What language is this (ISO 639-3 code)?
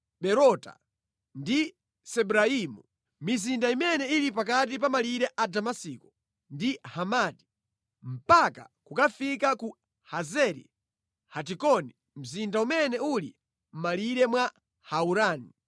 nya